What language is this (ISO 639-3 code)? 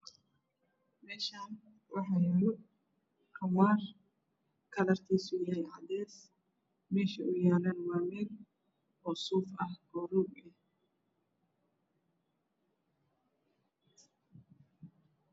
som